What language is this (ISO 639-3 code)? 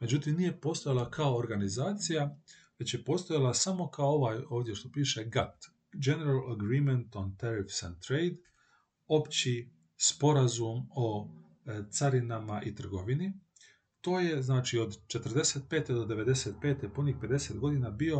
hrv